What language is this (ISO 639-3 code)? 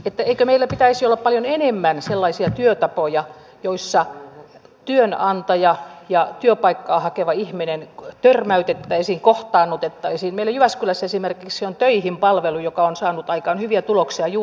fin